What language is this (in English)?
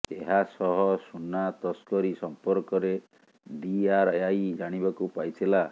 Odia